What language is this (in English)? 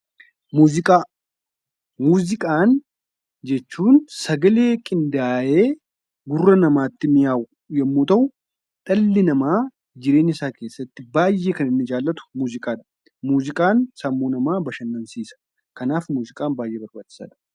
Oromo